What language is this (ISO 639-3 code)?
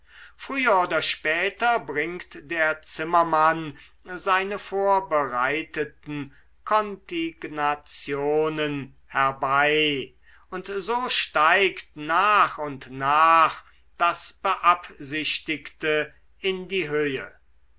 deu